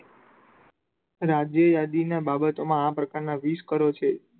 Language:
Gujarati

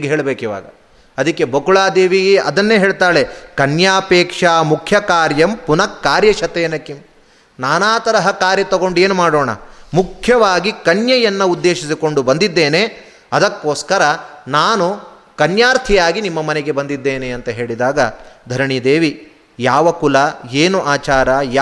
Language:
Kannada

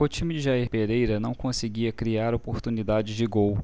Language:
Portuguese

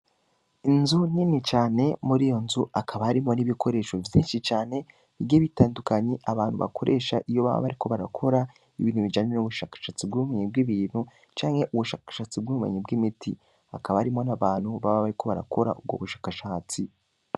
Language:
Rundi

